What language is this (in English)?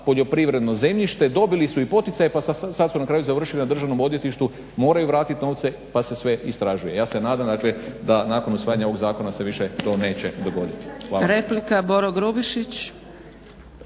Croatian